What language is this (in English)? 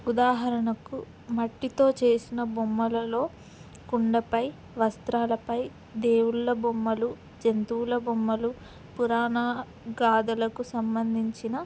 Telugu